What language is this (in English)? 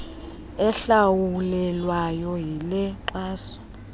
Xhosa